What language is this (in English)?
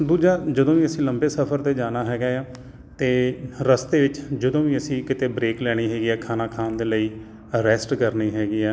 Punjabi